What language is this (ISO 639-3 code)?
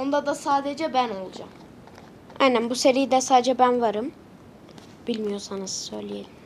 tur